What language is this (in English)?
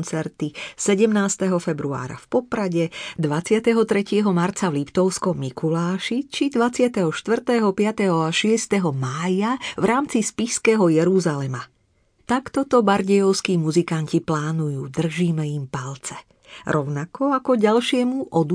Slovak